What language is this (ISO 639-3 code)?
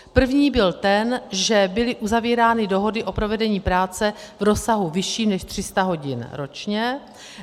ces